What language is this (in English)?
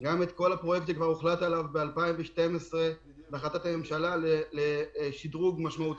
Hebrew